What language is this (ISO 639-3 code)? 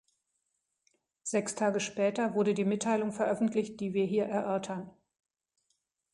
deu